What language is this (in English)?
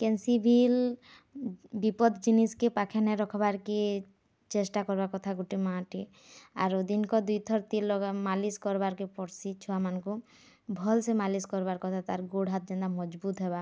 Odia